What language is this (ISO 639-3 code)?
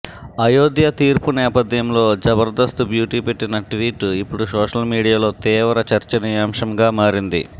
tel